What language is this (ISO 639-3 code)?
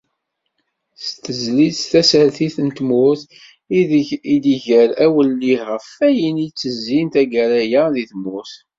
kab